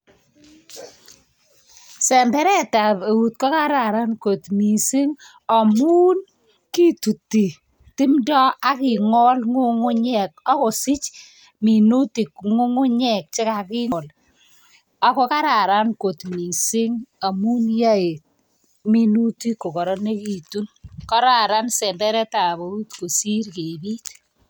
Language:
Kalenjin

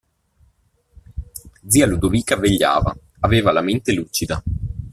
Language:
Italian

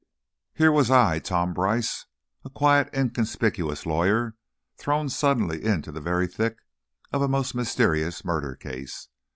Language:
English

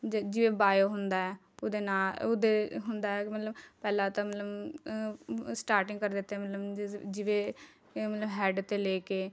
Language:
Punjabi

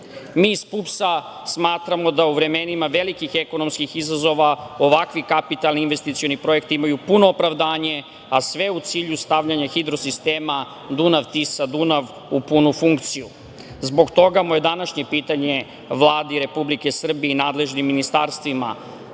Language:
Serbian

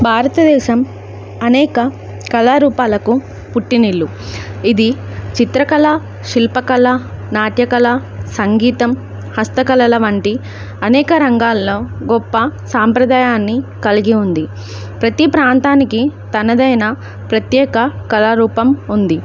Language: Telugu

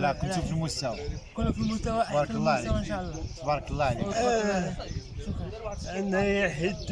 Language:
Arabic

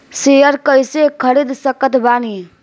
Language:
Bhojpuri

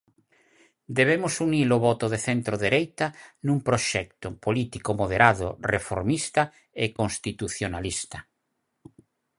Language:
Galician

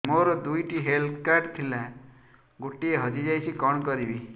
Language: Odia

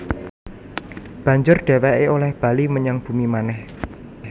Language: Javanese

